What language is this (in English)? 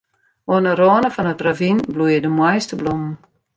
Western Frisian